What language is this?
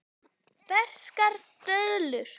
Icelandic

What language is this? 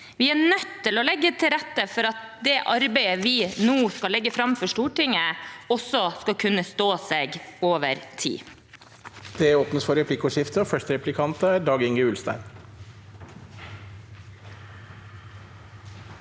Norwegian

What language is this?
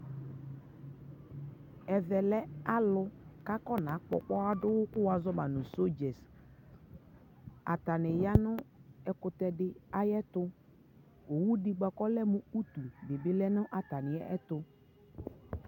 Ikposo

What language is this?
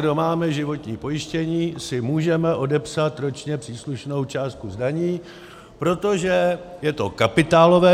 Czech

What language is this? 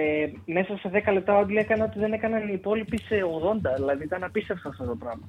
Greek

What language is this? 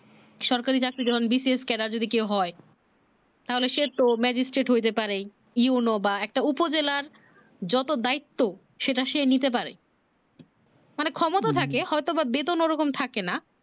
Bangla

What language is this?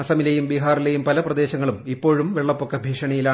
Malayalam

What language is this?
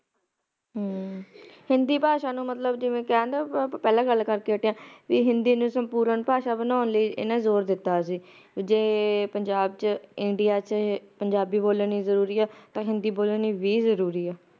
Punjabi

